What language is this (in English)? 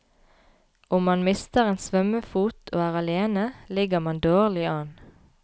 Norwegian